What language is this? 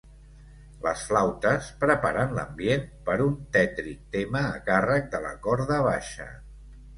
Catalan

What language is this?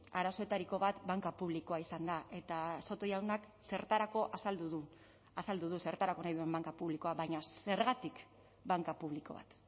Basque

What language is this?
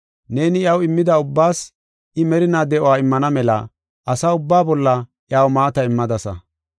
Gofa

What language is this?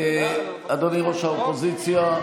Hebrew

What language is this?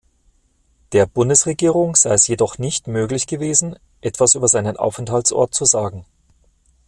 German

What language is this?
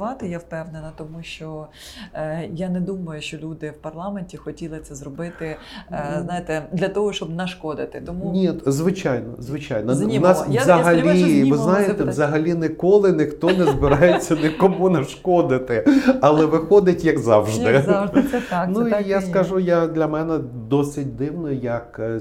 Ukrainian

